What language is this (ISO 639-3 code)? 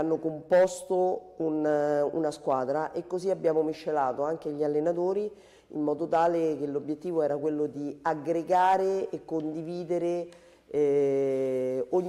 ita